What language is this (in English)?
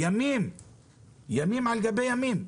Hebrew